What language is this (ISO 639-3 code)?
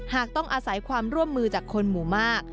tha